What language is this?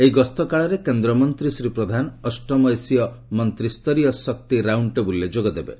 Odia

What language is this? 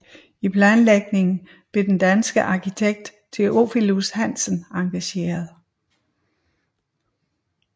Danish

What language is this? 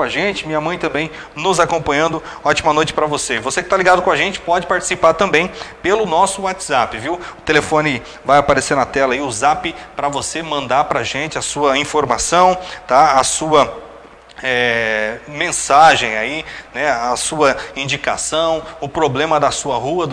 Portuguese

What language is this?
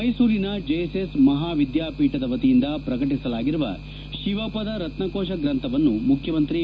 Kannada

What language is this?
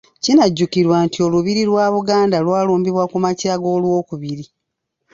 Ganda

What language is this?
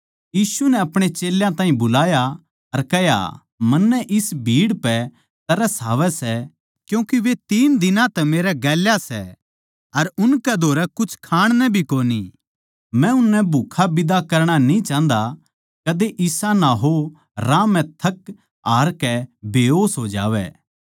Haryanvi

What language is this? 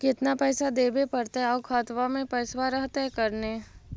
Magahi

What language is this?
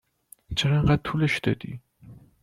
Persian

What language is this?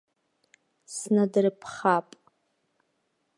Abkhazian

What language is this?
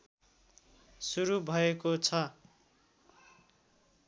Nepali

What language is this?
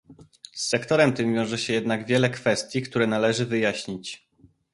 Polish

